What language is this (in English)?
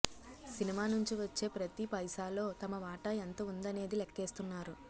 Telugu